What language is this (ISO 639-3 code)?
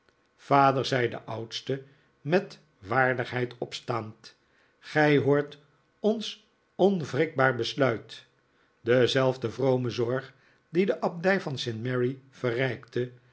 nld